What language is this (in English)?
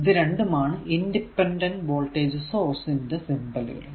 Malayalam